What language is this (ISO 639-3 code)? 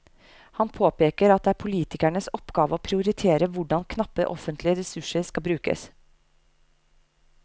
nor